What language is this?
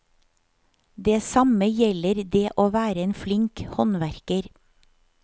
Norwegian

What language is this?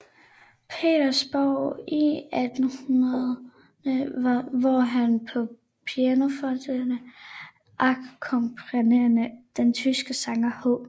Danish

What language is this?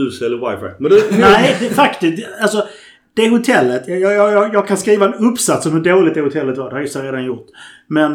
Swedish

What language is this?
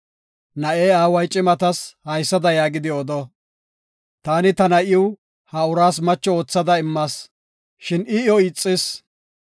Gofa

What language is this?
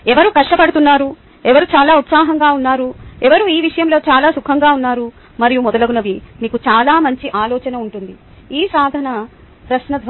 Telugu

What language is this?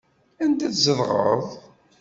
Kabyle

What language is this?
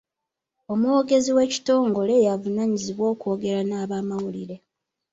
Ganda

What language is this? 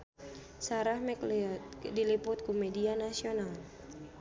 Sundanese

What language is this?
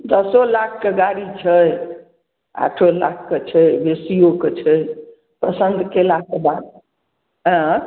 Maithili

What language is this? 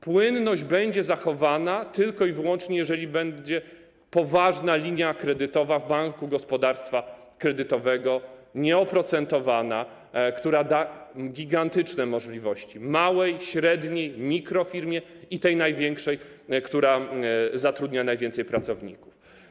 Polish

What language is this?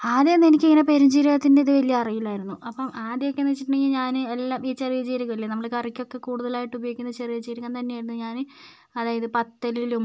Malayalam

